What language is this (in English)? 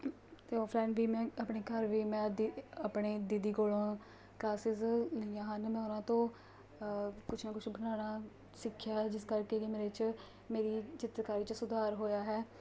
Punjabi